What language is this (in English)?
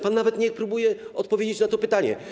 Polish